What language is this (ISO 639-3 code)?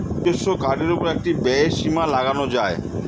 ben